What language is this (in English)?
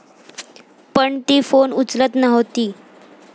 Marathi